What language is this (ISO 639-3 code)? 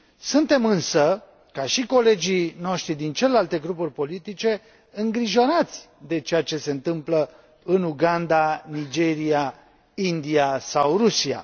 ron